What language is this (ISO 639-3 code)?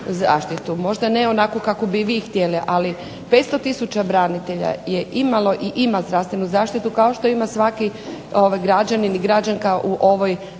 hrv